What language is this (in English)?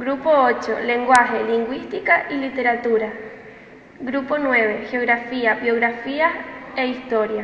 Spanish